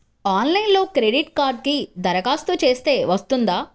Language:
Telugu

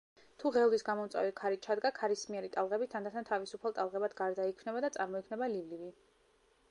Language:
Georgian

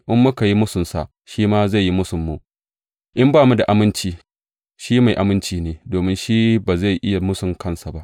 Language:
Hausa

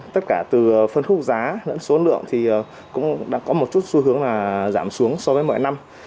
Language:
Vietnamese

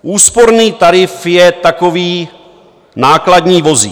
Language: Czech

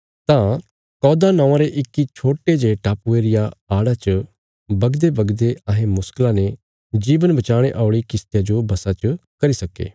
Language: Bilaspuri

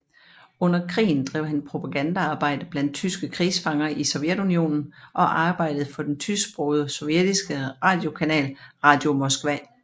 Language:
Danish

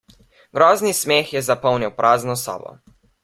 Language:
Slovenian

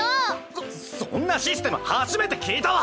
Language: Japanese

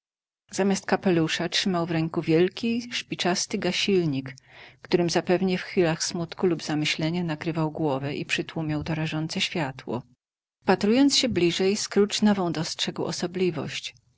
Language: Polish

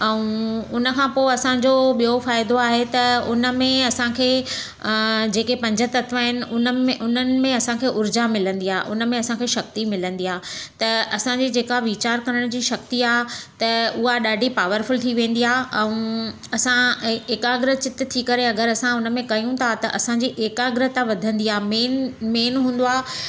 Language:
Sindhi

